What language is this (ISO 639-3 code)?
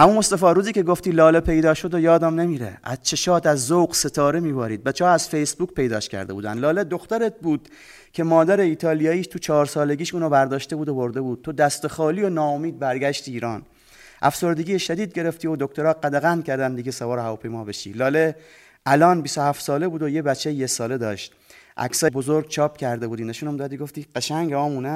fas